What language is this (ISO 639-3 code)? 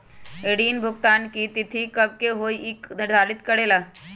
mag